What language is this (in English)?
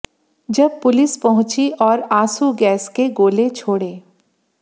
Hindi